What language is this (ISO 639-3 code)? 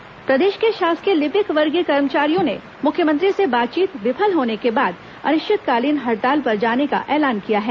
hin